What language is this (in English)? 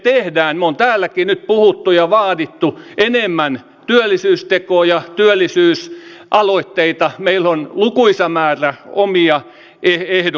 Finnish